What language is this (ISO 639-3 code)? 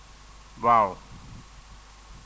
wol